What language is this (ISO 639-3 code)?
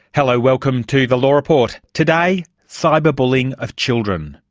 eng